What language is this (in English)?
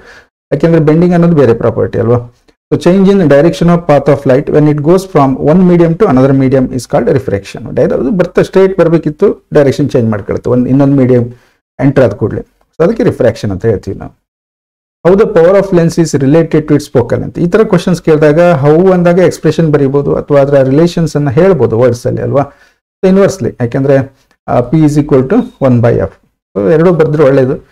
English